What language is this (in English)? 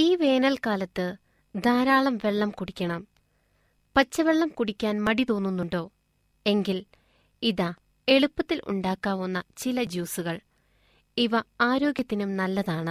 Malayalam